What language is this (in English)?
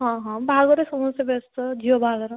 Odia